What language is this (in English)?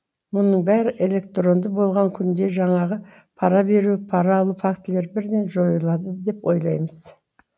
Kazakh